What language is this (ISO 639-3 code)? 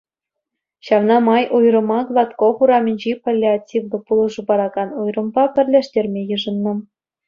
chv